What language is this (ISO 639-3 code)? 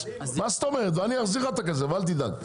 heb